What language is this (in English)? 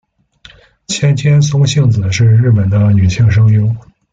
Chinese